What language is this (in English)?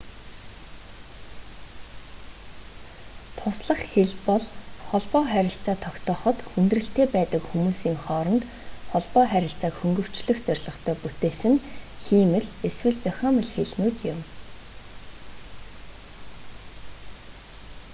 Mongolian